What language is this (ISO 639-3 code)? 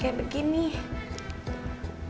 ind